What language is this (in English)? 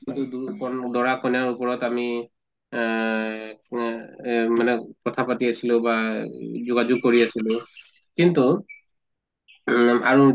Assamese